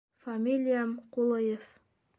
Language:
Bashkir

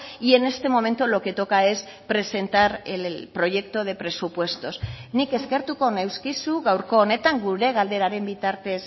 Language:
Spanish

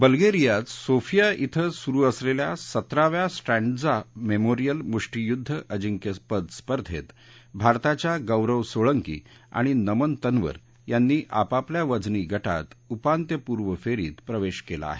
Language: Marathi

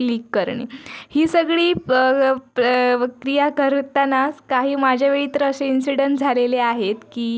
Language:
Marathi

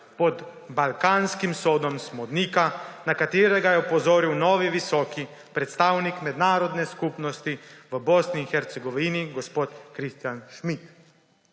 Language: Slovenian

